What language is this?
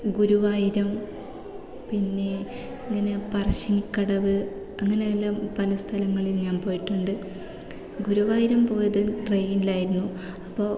Malayalam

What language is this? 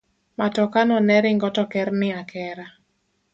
Luo (Kenya and Tanzania)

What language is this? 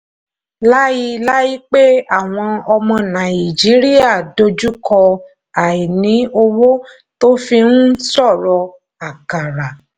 Yoruba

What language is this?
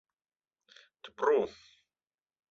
Mari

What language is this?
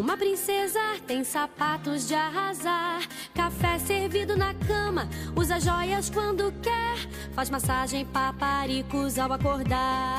Portuguese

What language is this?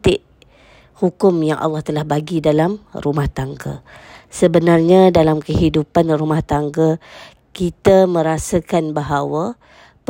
Malay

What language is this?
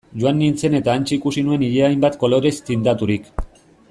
Basque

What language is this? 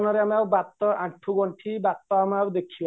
Odia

